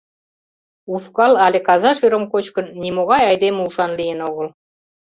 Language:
Mari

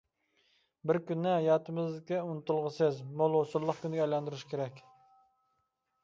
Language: Uyghur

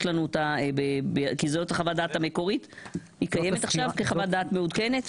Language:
Hebrew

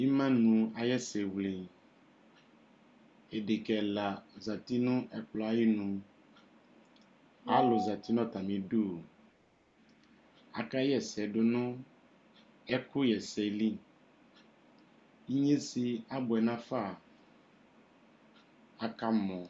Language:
Ikposo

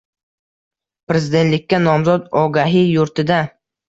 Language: Uzbek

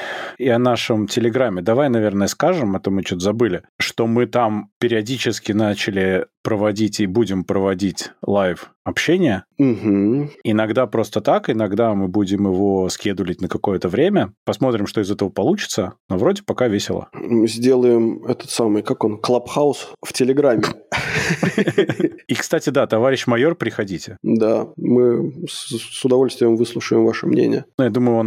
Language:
Russian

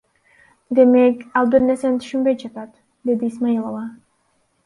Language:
Kyrgyz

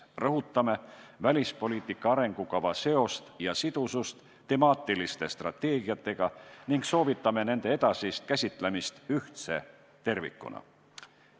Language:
Estonian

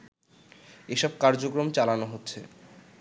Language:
Bangla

